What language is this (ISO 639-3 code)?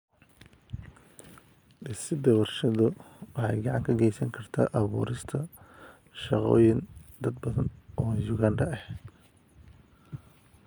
som